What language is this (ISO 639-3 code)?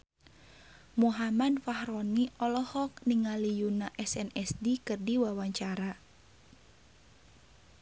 sun